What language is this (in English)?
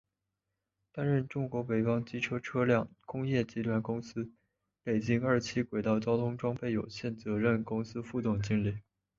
Chinese